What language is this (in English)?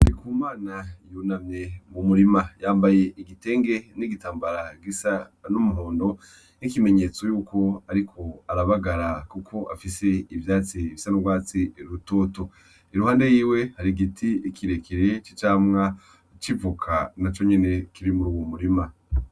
Rundi